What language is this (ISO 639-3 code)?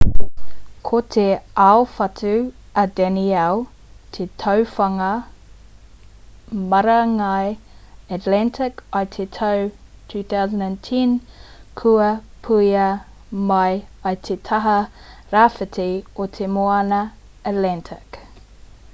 mri